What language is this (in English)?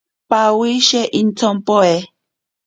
Ashéninka Perené